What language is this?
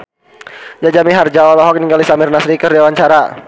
Sundanese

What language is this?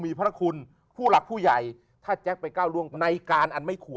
Thai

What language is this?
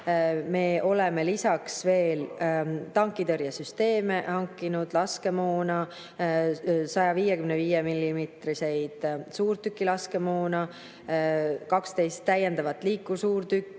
Estonian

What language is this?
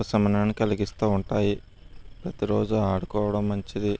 Telugu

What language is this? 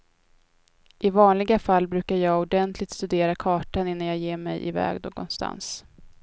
Swedish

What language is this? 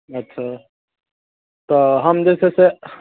Maithili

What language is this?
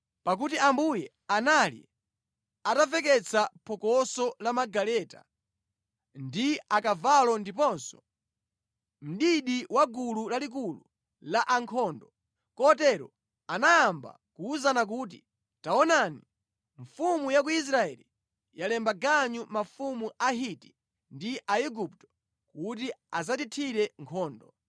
Nyanja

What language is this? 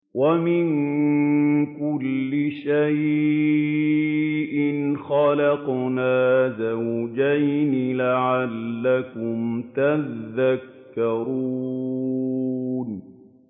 Arabic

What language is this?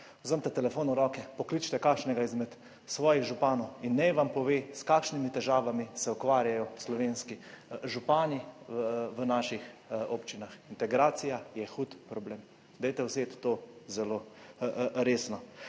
Slovenian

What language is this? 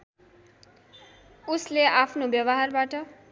Nepali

